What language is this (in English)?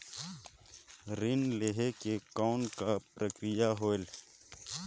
Chhattisgarhi